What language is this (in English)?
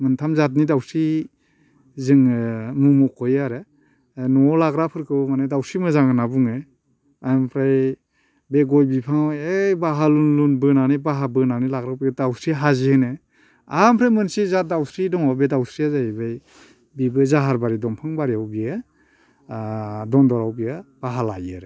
Bodo